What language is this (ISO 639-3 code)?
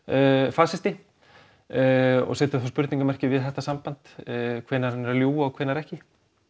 isl